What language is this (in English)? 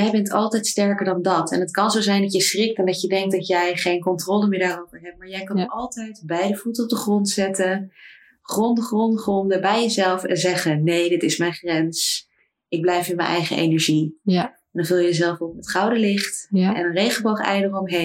Dutch